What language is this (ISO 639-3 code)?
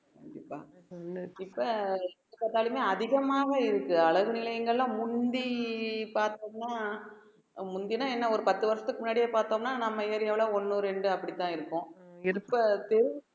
tam